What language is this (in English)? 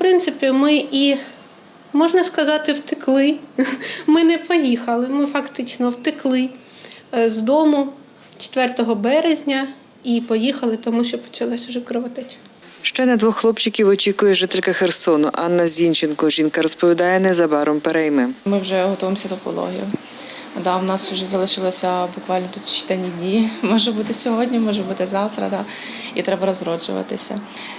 Ukrainian